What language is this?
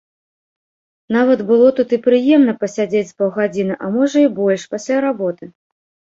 Belarusian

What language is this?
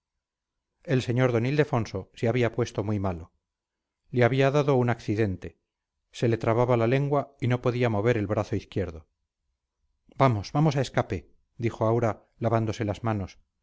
Spanish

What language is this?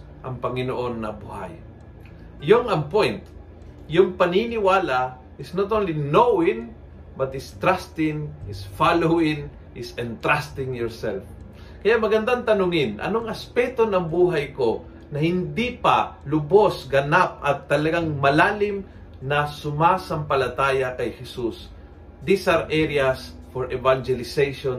Filipino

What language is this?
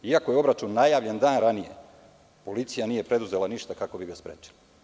Serbian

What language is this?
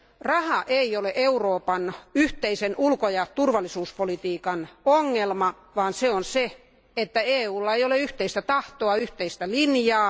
Finnish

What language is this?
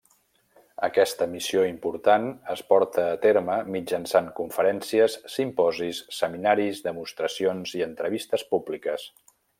Catalan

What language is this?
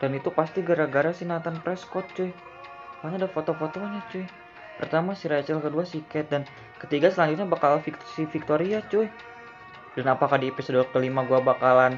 Indonesian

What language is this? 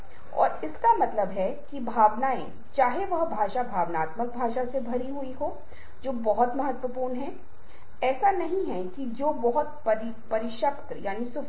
Hindi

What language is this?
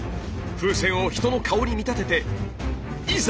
Japanese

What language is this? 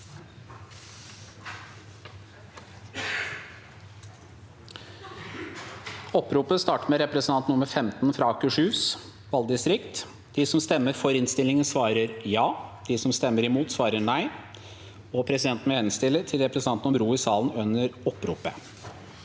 Norwegian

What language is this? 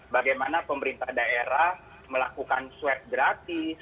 Indonesian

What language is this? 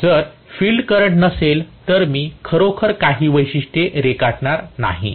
Marathi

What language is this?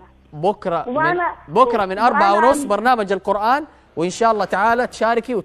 Arabic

